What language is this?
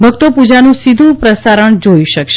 Gujarati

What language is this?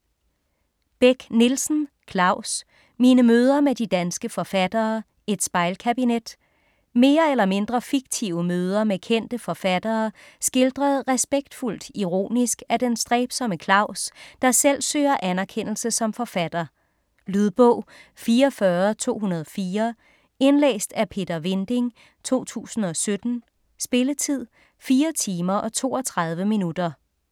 Danish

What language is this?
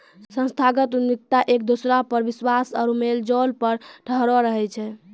Maithili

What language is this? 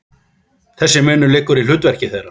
Icelandic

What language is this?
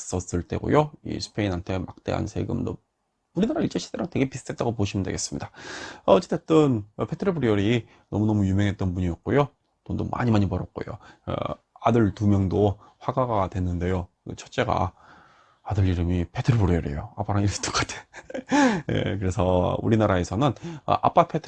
Korean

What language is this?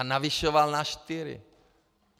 Czech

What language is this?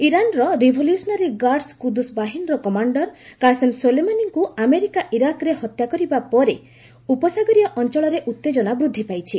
Odia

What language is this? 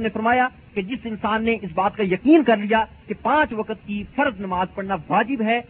Urdu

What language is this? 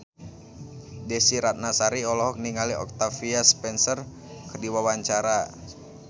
Sundanese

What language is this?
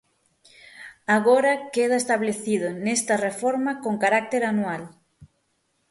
Galician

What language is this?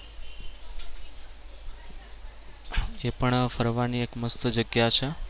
Gujarati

